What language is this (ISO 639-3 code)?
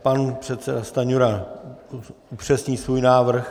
ces